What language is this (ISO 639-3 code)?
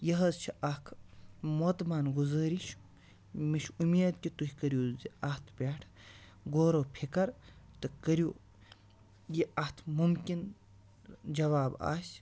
kas